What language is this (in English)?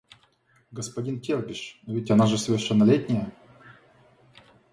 Russian